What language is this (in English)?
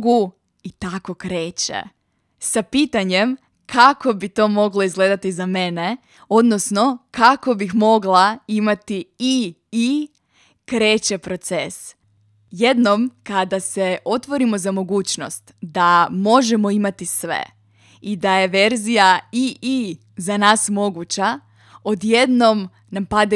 Croatian